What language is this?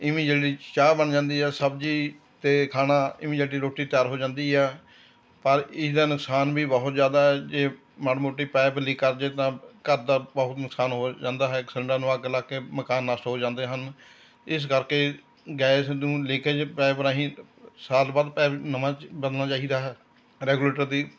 Punjabi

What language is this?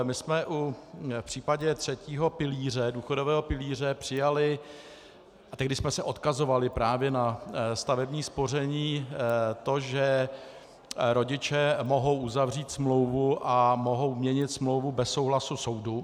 Czech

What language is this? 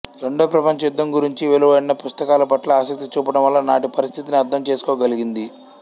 Telugu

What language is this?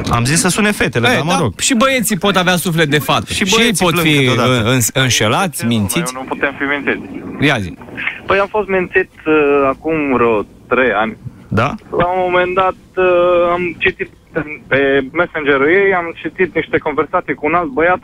Romanian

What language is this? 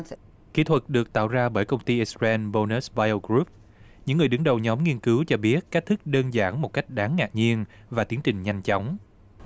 Vietnamese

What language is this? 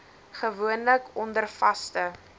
Afrikaans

